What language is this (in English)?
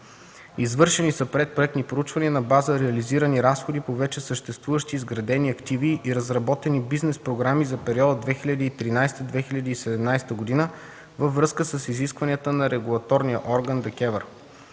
Bulgarian